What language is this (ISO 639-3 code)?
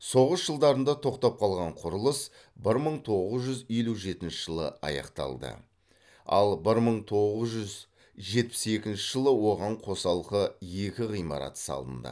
kaz